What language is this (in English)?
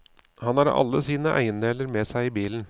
Norwegian